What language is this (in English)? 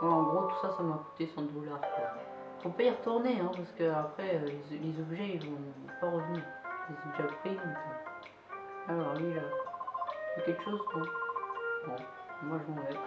French